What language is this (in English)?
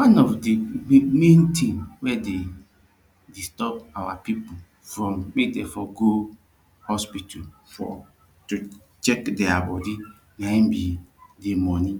Nigerian Pidgin